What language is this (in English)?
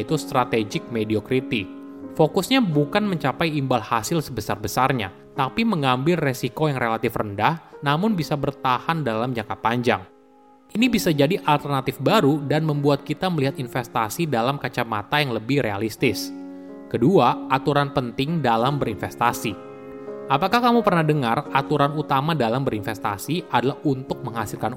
Indonesian